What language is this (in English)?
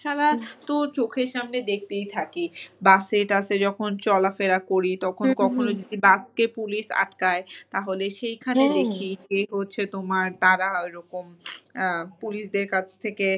Bangla